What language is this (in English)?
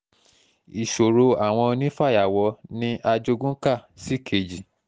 Yoruba